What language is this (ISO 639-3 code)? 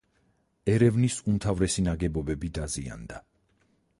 kat